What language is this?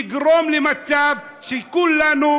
Hebrew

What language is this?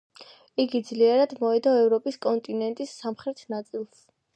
Georgian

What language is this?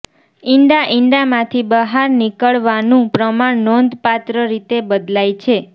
Gujarati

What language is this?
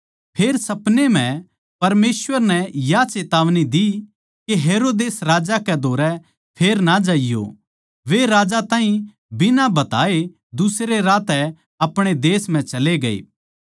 Haryanvi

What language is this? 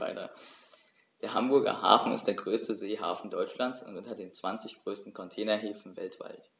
German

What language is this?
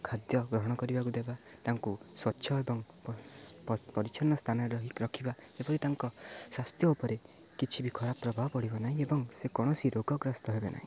Odia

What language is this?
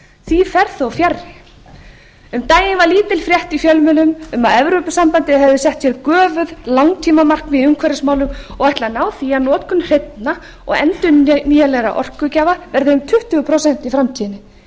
Icelandic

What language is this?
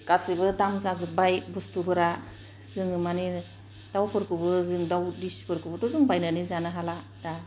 Bodo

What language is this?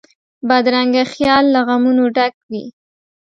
Pashto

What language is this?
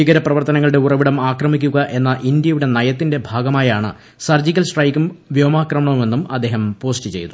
Malayalam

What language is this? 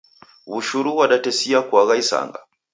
Taita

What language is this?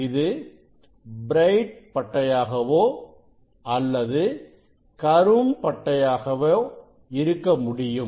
Tamil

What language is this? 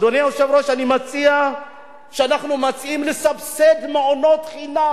Hebrew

